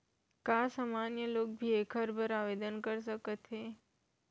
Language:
Chhattisgarhi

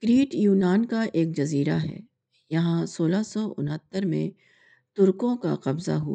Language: Urdu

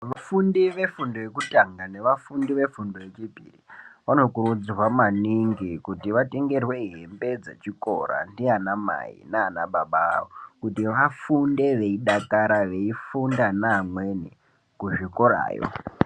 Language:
Ndau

